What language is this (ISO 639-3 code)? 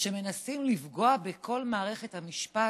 heb